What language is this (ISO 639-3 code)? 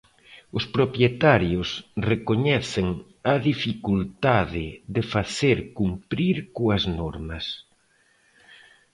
glg